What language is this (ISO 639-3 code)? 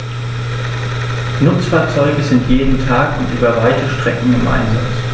deu